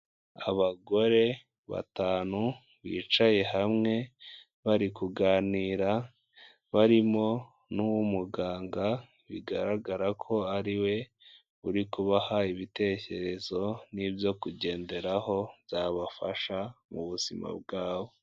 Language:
Kinyarwanda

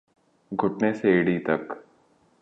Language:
Urdu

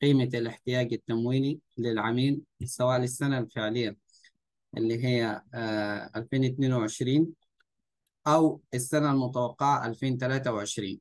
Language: Arabic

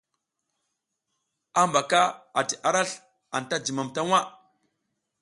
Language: South Giziga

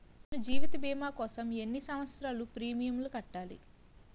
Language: Telugu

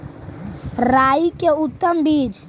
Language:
Magahi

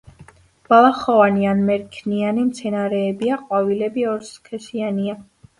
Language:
Georgian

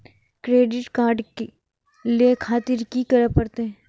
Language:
Maithili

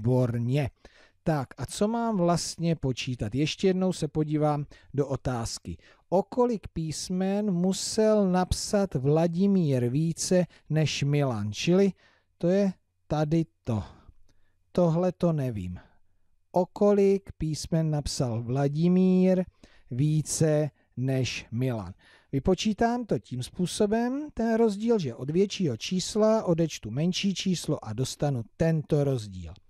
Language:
Czech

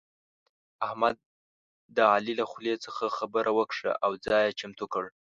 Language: Pashto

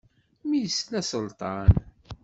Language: Kabyle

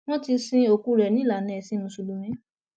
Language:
Yoruba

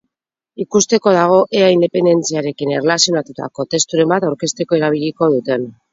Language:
Basque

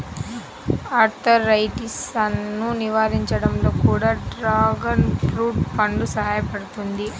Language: Telugu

